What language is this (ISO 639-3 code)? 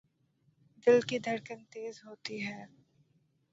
urd